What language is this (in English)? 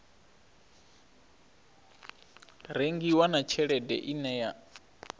Venda